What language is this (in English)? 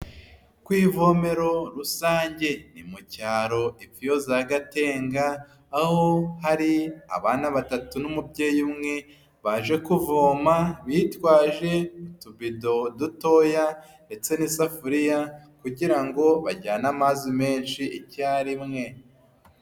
Kinyarwanda